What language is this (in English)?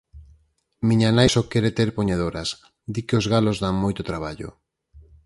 Galician